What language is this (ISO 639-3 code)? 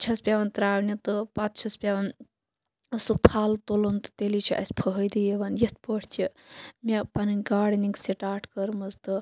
kas